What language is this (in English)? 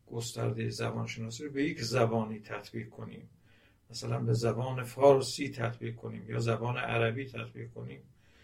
Persian